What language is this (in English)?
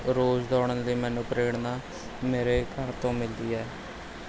Punjabi